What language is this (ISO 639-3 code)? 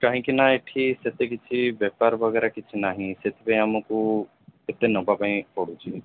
ori